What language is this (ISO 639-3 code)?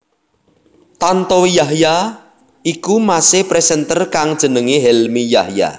jav